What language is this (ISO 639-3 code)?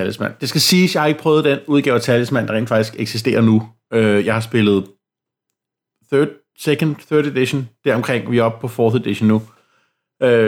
dan